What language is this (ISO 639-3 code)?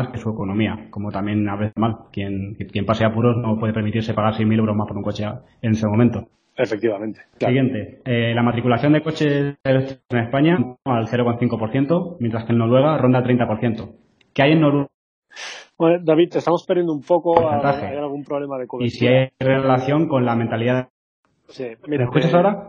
spa